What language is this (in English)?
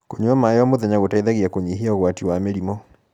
Kikuyu